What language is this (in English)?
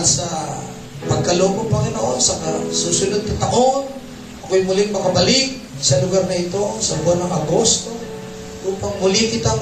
Filipino